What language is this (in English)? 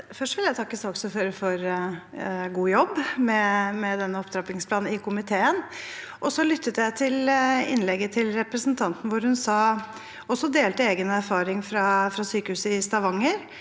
Norwegian